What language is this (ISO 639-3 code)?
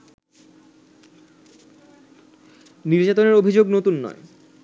ben